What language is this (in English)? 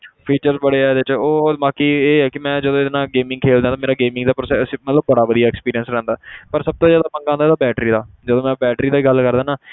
Punjabi